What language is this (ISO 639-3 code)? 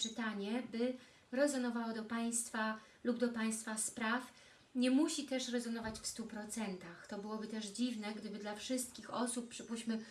pol